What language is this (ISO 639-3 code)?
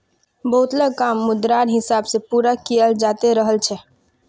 mag